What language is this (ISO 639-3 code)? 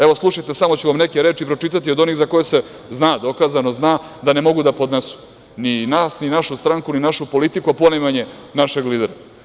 srp